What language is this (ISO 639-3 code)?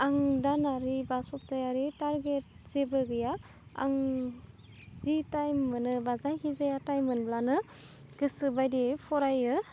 brx